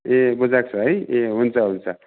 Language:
Nepali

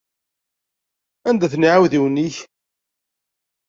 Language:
Kabyle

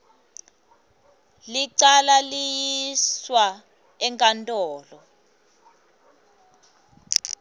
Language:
Swati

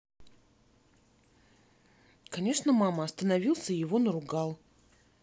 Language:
Russian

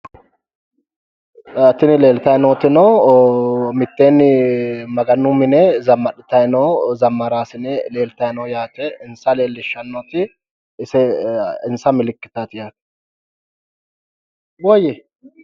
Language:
Sidamo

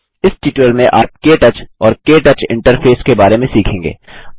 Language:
Hindi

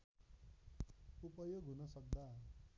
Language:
Nepali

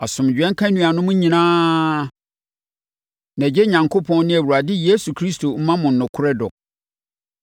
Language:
Akan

